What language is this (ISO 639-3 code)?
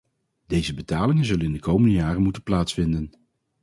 nld